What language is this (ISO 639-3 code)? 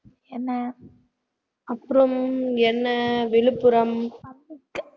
tam